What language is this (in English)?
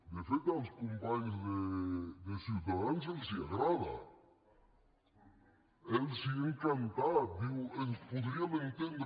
Catalan